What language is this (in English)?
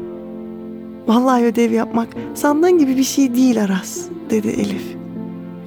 Turkish